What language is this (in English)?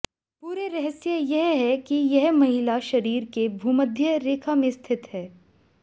Hindi